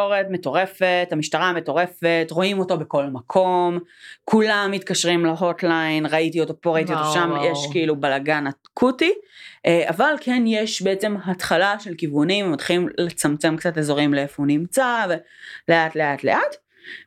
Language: Hebrew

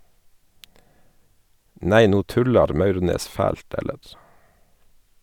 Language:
Norwegian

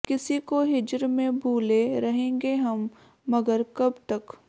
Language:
Punjabi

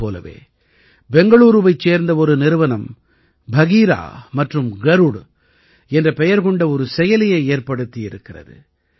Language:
Tamil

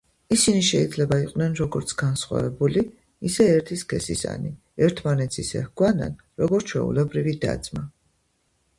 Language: Georgian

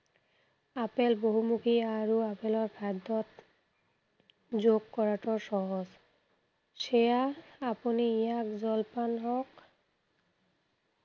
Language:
Assamese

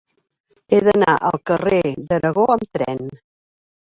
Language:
Catalan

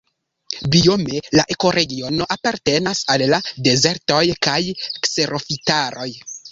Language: Esperanto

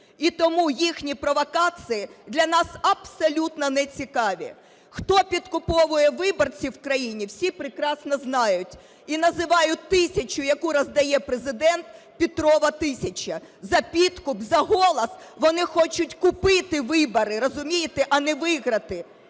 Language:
Ukrainian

